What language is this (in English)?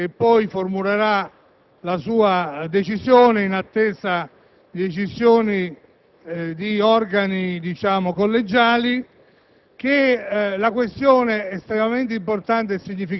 Italian